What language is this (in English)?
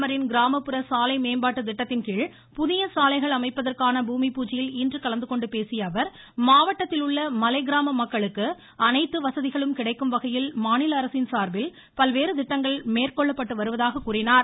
Tamil